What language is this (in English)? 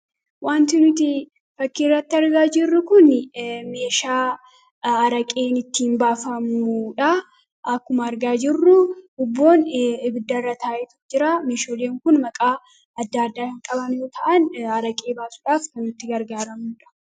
Oromo